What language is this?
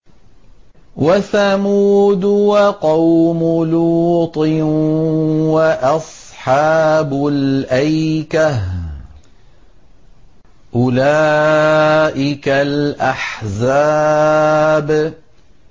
Arabic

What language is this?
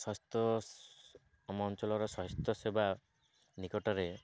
Odia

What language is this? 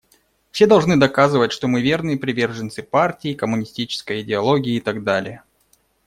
Russian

